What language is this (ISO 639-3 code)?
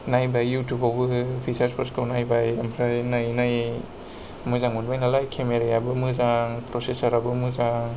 brx